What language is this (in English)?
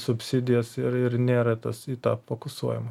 Lithuanian